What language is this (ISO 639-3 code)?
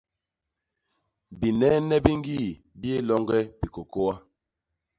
bas